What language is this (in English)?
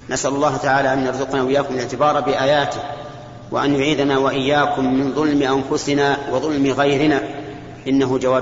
Arabic